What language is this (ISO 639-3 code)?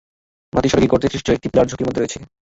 ben